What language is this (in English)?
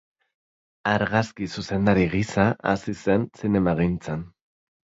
Basque